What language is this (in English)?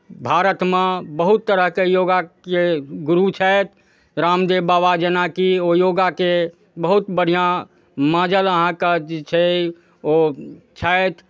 Maithili